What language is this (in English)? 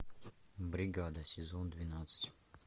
Russian